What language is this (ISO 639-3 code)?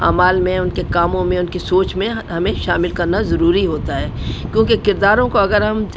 urd